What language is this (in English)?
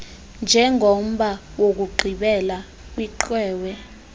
Xhosa